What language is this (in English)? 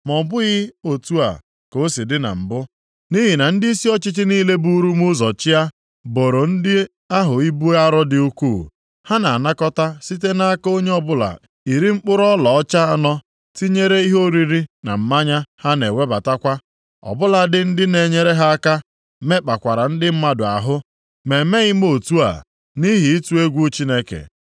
Igbo